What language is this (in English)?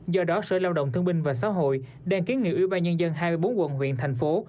Vietnamese